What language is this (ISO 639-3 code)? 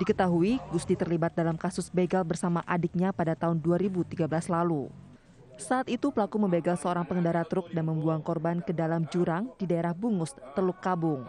ind